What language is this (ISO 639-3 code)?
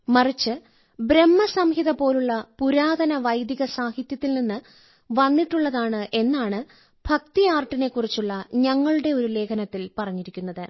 mal